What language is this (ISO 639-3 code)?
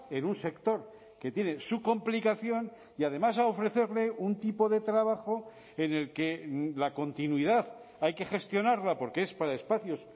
spa